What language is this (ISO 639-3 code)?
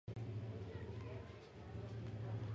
fas